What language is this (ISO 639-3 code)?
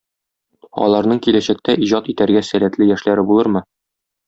tat